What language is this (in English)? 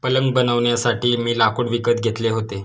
Marathi